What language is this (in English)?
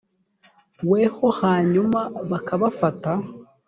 Kinyarwanda